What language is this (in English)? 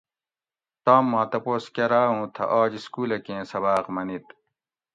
Gawri